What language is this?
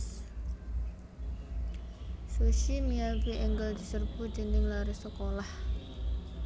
Javanese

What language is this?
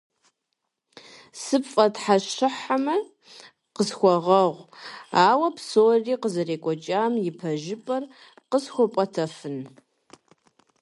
Kabardian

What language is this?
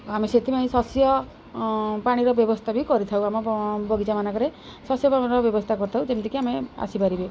Odia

